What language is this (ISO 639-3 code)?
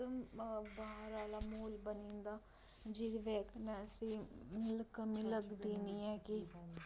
doi